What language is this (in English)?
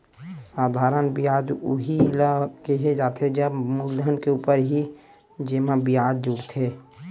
Chhattisgarhi